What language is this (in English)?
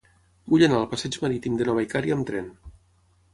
Catalan